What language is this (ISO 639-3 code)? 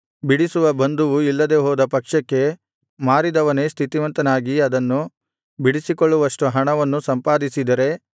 kan